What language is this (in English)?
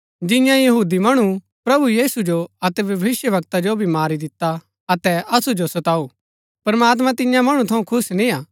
Gaddi